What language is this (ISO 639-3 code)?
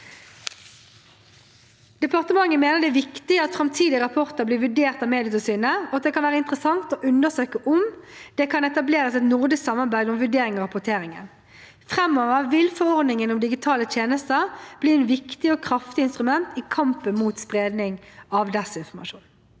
nor